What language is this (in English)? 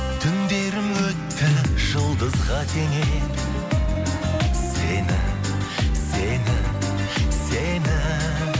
Kazakh